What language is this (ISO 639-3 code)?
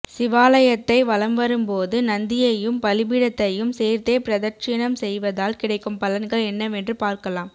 tam